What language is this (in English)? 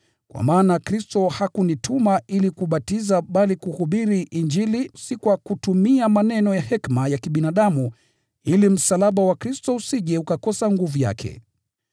Swahili